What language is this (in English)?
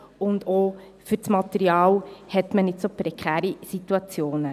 Swiss German